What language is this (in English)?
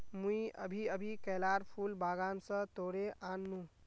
Magahi